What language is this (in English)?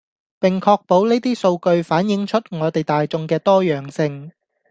Cantonese